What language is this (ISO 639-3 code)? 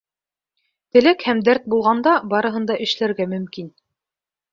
bak